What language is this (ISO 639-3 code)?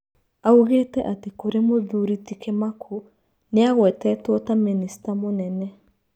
kik